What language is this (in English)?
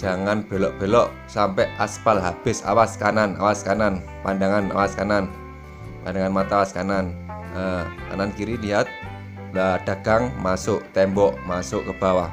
Indonesian